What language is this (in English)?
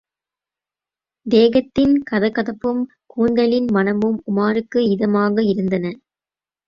Tamil